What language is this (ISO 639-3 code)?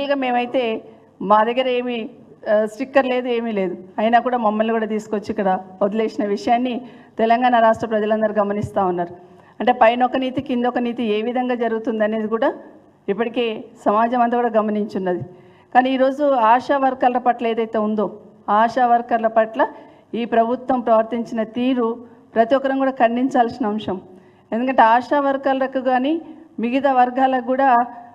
tel